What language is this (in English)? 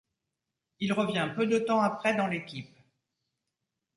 French